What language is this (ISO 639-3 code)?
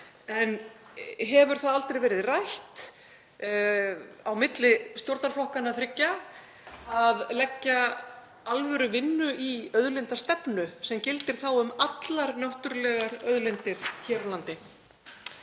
isl